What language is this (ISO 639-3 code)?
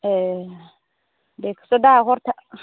brx